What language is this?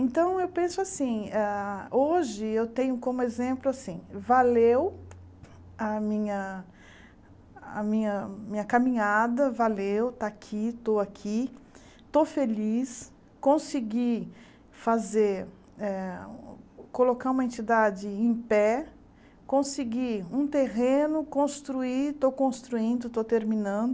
Portuguese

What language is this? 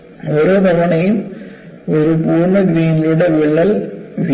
Malayalam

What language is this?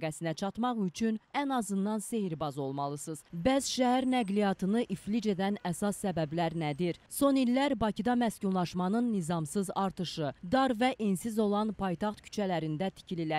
Turkish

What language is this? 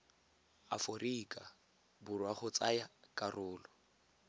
Tswana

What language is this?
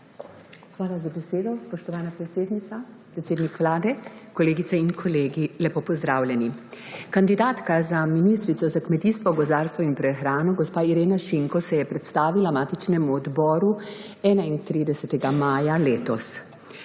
Slovenian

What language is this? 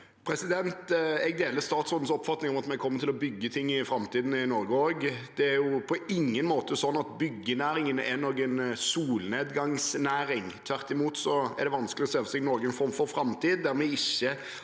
Norwegian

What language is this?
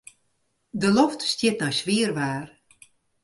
Western Frisian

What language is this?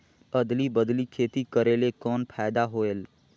Chhattisgarhi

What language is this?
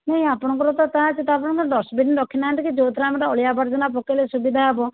Odia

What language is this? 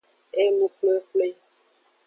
Aja (Benin)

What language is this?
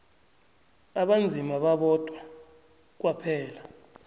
South Ndebele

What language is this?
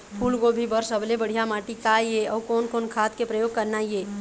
Chhattisgarhi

